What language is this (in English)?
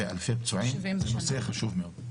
Hebrew